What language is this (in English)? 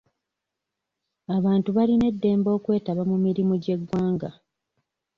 Ganda